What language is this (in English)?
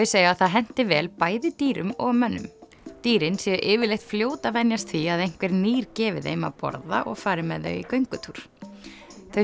Icelandic